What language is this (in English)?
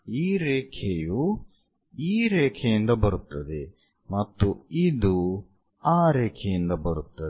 Kannada